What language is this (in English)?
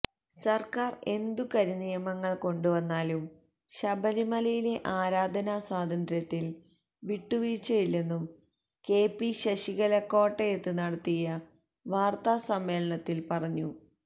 Malayalam